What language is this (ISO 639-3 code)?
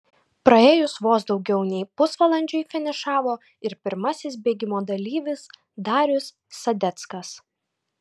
lit